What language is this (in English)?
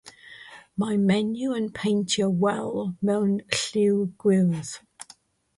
Welsh